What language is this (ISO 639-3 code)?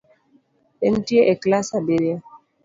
luo